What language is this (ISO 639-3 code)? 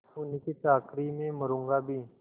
hin